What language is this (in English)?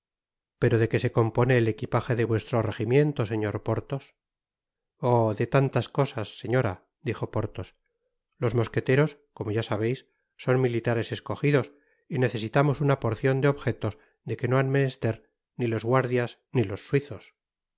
Spanish